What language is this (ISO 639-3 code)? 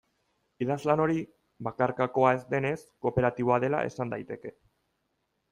eus